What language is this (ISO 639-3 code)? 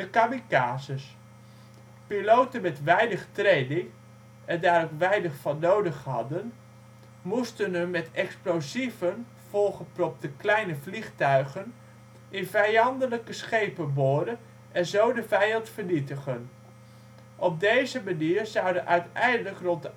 nld